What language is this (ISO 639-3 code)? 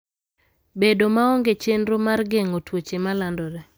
luo